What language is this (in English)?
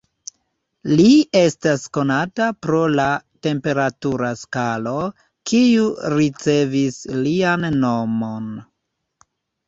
Esperanto